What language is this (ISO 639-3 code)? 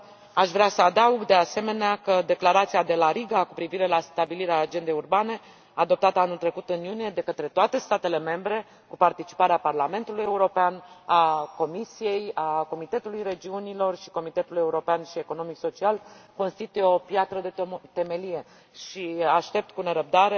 ron